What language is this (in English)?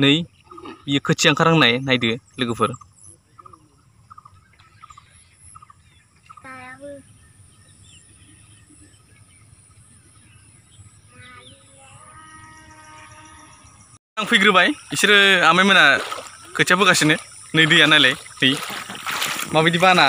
Vietnamese